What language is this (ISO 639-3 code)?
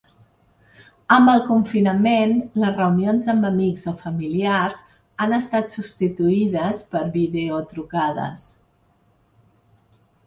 cat